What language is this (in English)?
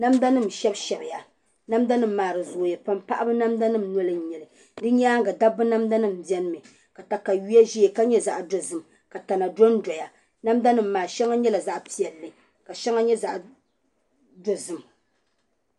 Dagbani